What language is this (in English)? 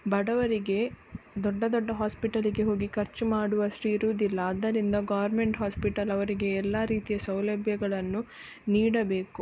Kannada